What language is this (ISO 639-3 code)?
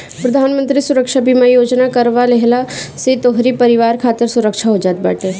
bho